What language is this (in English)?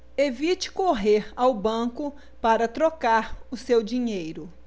Portuguese